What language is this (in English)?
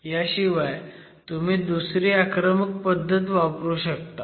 Marathi